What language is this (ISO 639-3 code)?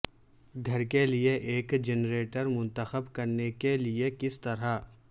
urd